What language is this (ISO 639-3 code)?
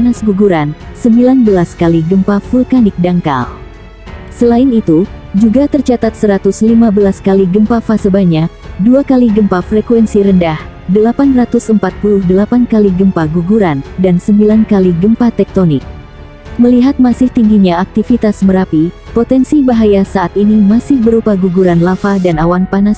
ind